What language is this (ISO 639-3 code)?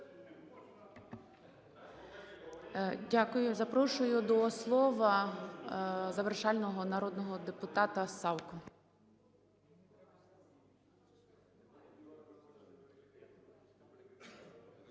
ukr